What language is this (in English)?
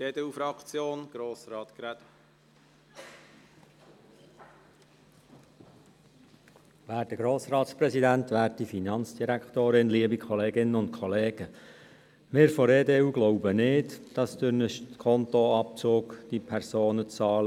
Swiss German